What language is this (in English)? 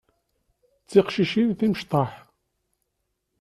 Kabyle